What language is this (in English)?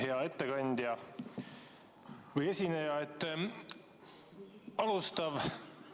Estonian